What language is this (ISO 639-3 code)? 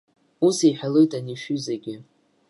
abk